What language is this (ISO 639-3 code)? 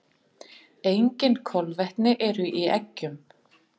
isl